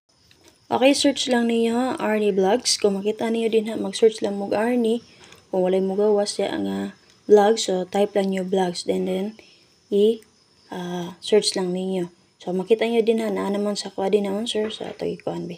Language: Filipino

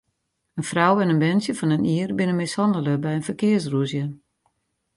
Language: Western Frisian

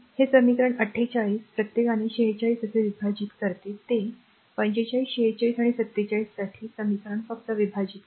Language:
Marathi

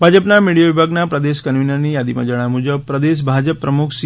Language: Gujarati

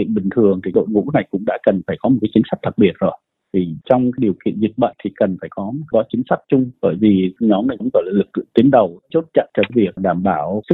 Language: Vietnamese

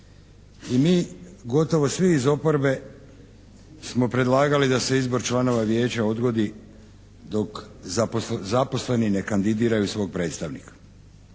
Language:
Croatian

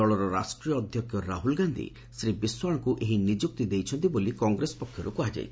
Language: Odia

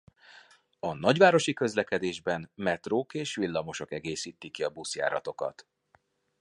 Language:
Hungarian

